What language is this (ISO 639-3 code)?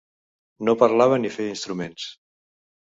cat